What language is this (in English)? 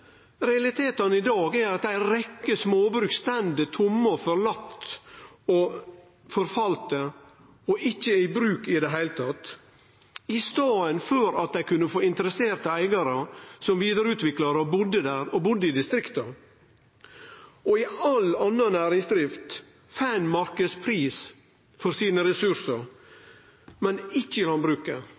Norwegian Nynorsk